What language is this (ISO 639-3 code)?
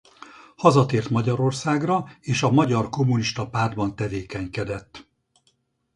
hun